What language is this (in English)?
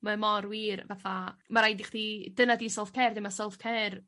Welsh